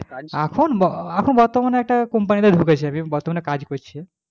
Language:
Bangla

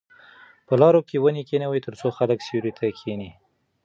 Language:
Pashto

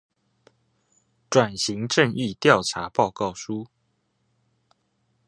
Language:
Chinese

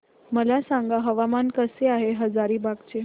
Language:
Marathi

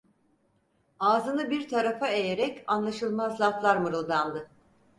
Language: Turkish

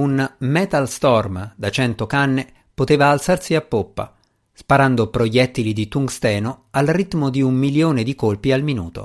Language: Italian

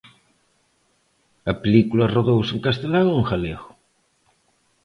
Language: Galician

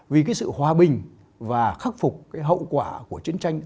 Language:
Vietnamese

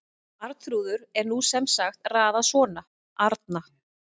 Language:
Icelandic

